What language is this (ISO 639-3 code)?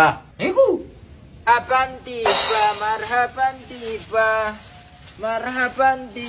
ind